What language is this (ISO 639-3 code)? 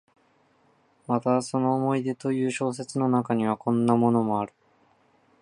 jpn